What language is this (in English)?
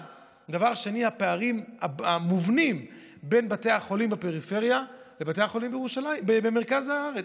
Hebrew